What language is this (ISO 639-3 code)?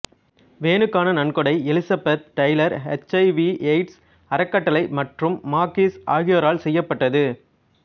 tam